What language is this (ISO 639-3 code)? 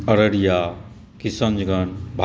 mai